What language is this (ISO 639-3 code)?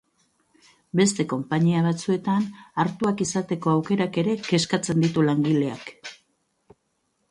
eus